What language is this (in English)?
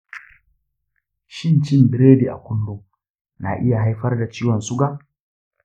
Hausa